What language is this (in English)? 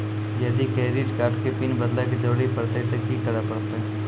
Maithili